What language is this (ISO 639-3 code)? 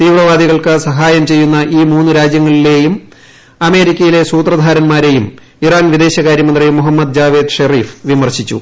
mal